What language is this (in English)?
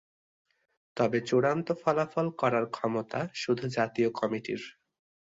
Bangla